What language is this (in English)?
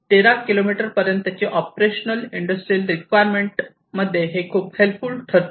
Marathi